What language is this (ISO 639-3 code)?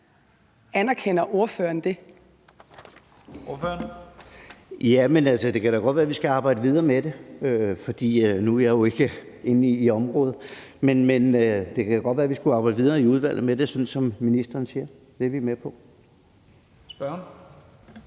dan